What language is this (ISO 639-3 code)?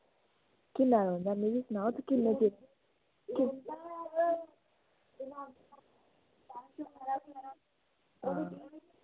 doi